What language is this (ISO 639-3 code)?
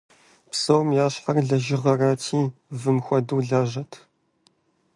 kbd